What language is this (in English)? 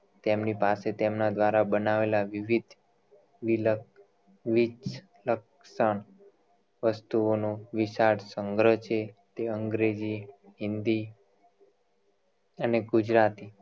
Gujarati